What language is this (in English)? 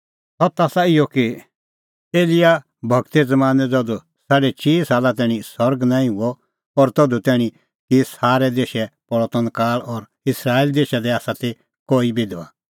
Kullu Pahari